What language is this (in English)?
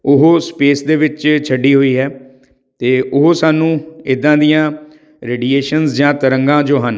Punjabi